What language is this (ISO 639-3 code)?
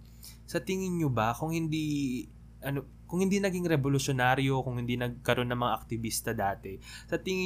fil